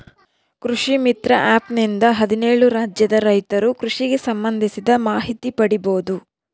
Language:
Kannada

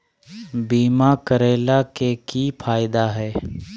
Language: Magahi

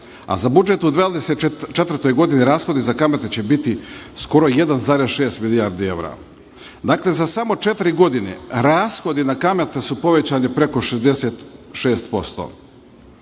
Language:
Serbian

